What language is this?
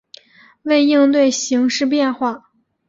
Chinese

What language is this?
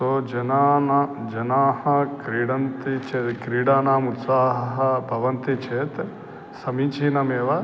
Sanskrit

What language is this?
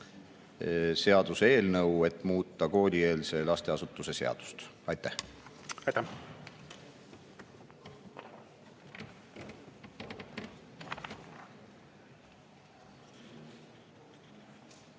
Estonian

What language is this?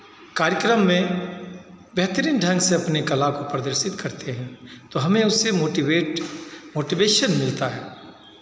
Hindi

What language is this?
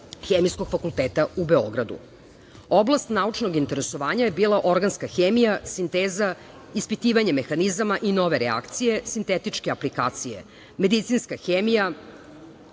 Serbian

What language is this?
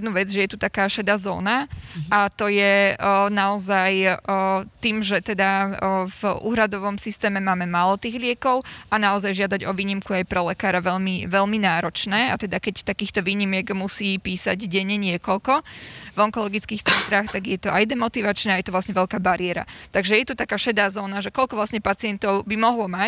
Slovak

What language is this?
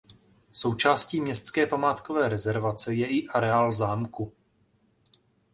Czech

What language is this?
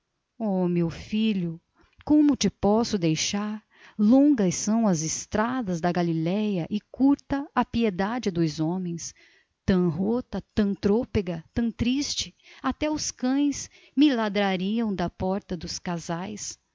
Portuguese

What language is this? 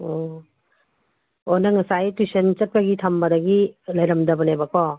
Manipuri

